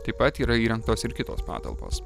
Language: Lithuanian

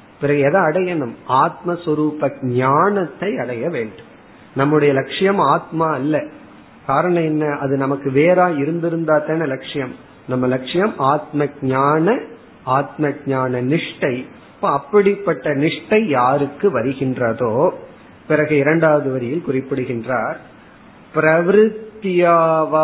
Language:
Tamil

